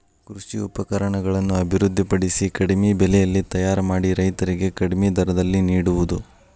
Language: Kannada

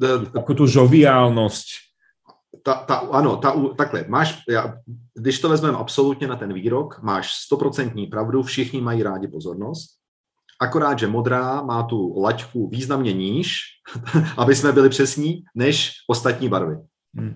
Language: Czech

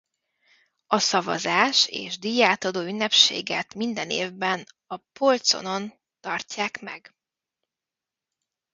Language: Hungarian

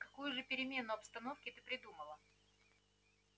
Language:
Russian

